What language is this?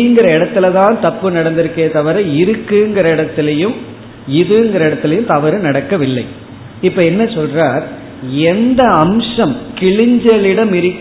Tamil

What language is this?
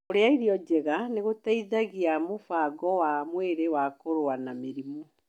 Kikuyu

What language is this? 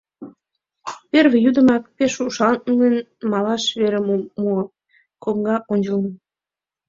Mari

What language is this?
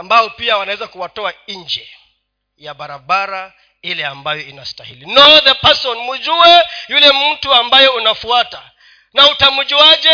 Swahili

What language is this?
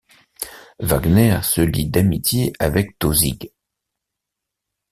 French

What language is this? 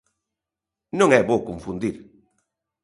Galician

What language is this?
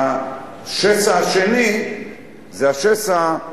Hebrew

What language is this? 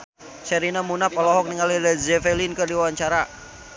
Sundanese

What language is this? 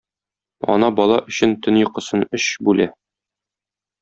Tatar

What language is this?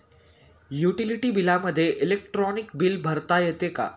Marathi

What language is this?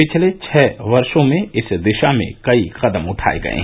Hindi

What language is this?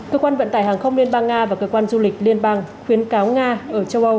Vietnamese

